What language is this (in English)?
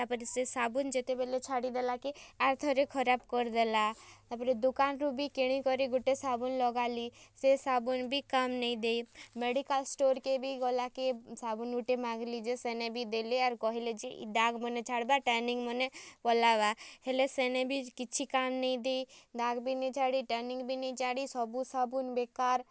Odia